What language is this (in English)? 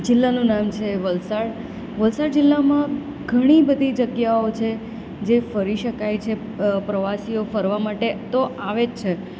Gujarati